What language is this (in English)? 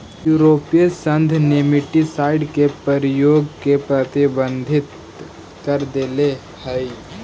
Magahi